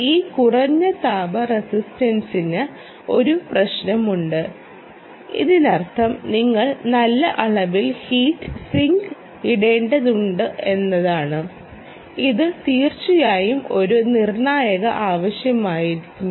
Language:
Malayalam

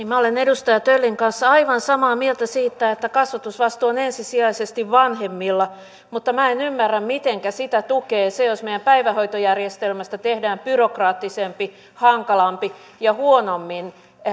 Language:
Finnish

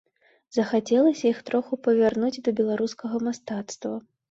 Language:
Belarusian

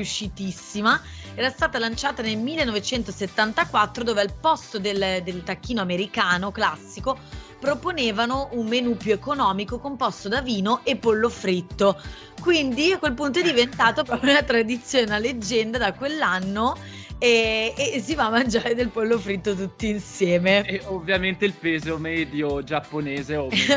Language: Italian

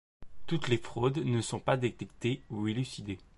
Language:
French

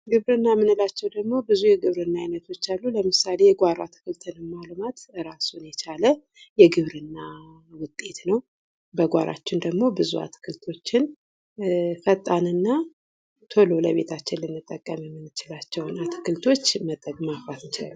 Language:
Amharic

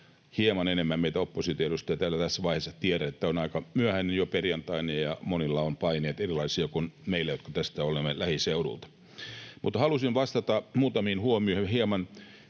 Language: Finnish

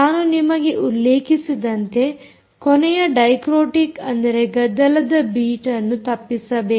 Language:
Kannada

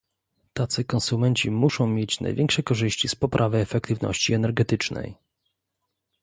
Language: Polish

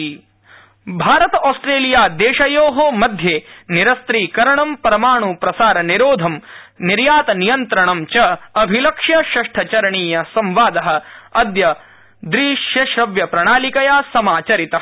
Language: Sanskrit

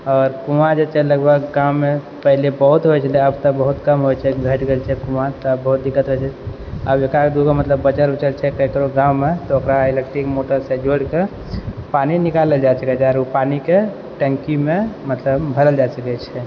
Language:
Maithili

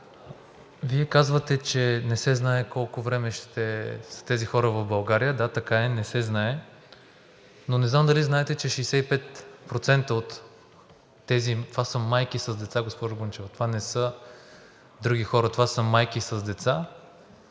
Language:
Bulgarian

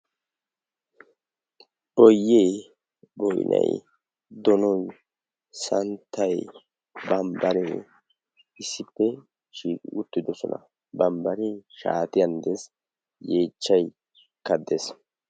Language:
Wolaytta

